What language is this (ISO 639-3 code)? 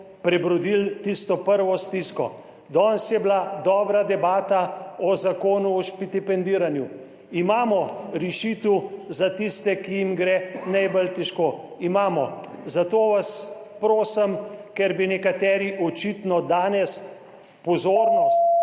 slv